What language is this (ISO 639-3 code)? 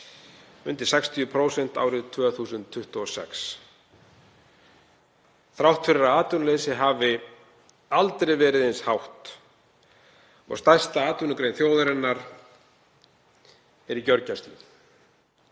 isl